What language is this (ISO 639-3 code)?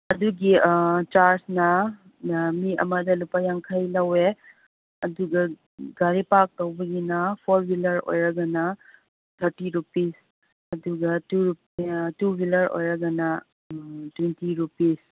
mni